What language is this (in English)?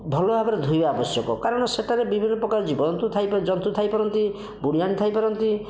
Odia